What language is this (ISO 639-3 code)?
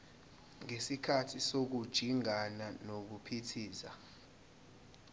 zul